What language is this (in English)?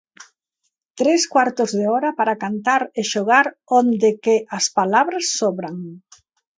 Galician